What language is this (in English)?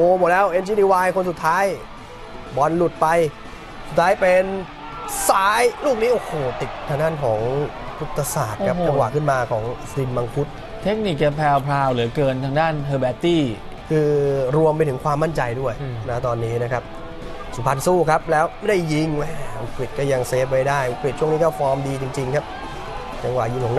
Thai